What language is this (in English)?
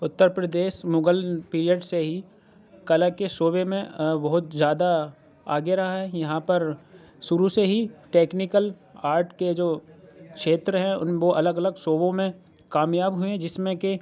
Urdu